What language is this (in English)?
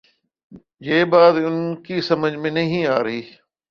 Urdu